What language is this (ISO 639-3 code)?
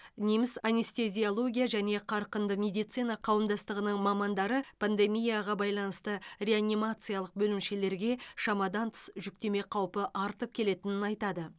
kaz